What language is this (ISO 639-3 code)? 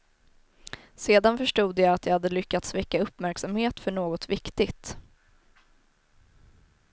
swe